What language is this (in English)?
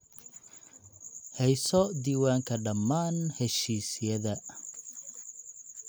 Somali